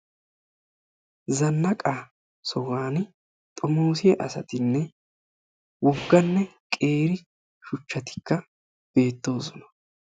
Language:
Wolaytta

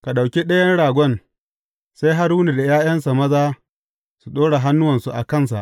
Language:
Hausa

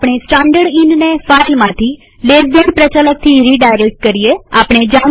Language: Gujarati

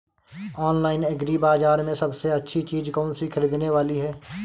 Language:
Hindi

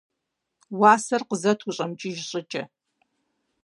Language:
Kabardian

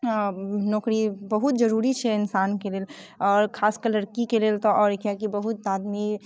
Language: Maithili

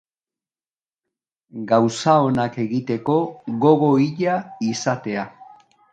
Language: Basque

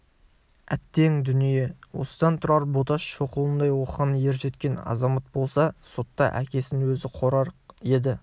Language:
Kazakh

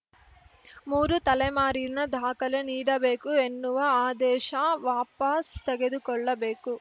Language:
Kannada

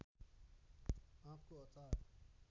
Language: Nepali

